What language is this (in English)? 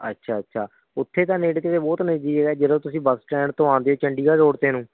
Punjabi